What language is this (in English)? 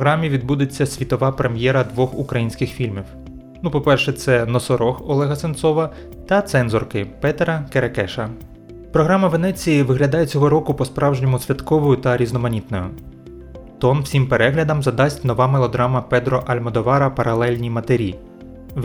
Ukrainian